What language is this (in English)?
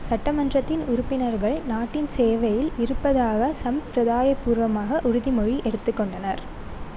Tamil